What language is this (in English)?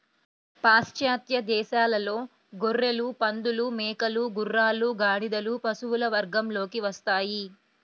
Telugu